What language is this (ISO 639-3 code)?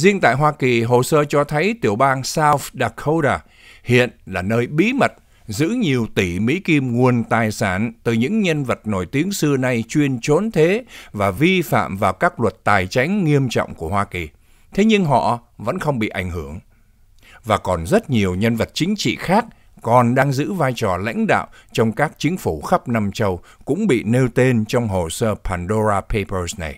vie